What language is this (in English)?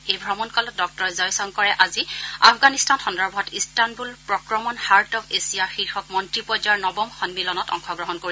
Assamese